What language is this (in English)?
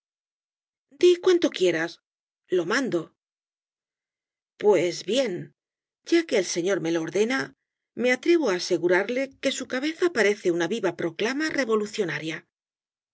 Spanish